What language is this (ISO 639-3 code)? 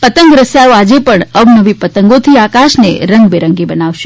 guj